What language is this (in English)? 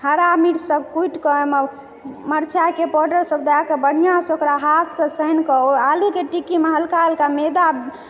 Maithili